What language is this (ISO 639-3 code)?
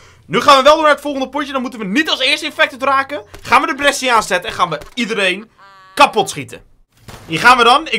nld